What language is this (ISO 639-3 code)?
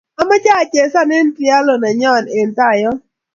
kln